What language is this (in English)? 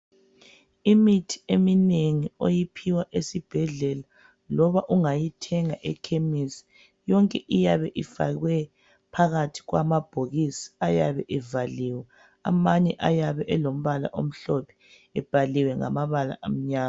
North Ndebele